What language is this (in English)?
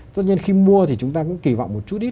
Vietnamese